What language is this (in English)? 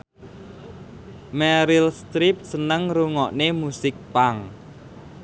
Javanese